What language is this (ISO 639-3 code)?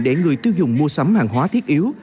vie